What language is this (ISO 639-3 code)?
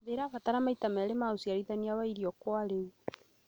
kik